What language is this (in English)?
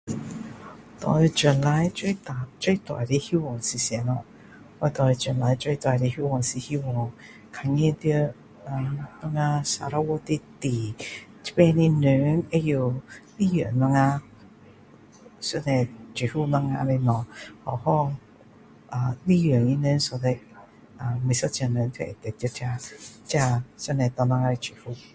Min Dong Chinese